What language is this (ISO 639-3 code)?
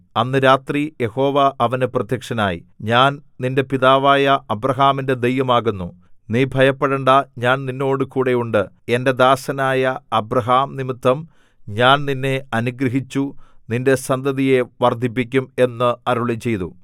mal